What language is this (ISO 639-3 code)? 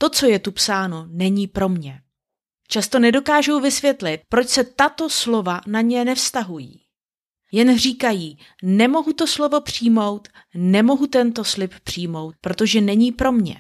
ces